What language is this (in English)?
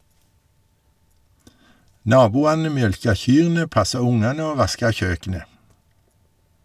Norwegian